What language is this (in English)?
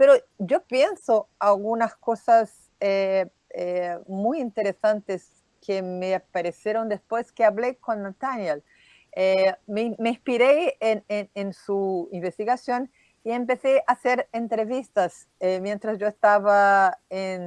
Spanish